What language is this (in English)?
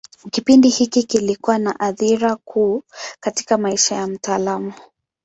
Swahili